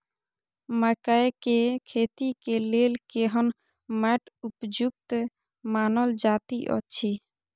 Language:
Maithili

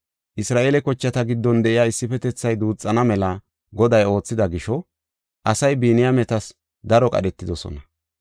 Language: Gofa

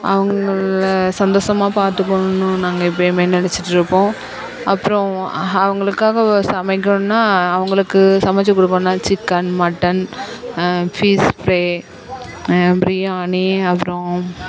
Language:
Tamil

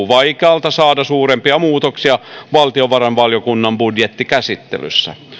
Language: Finnish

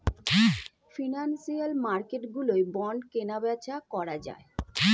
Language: Bangla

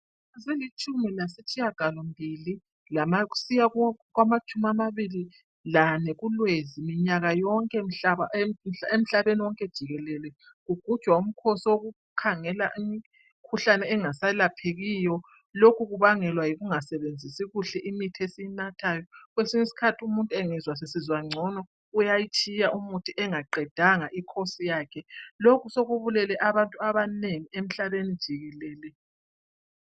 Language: North Ndebele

